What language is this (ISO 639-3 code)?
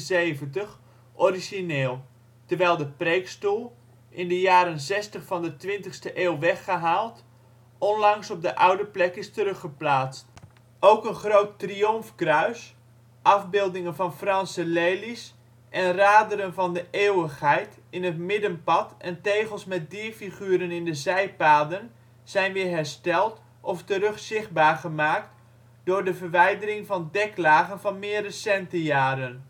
nld